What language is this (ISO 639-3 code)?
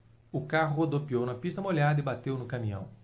por